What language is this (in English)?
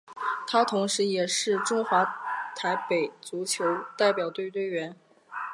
Chinese